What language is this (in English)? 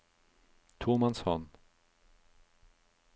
Norwegian